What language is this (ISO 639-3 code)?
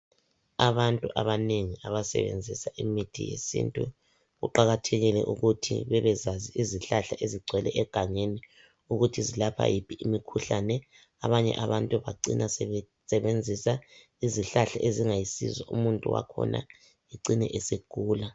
nde